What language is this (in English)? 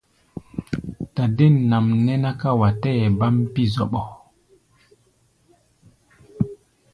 Gbaya